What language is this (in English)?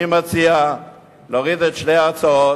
Hebrew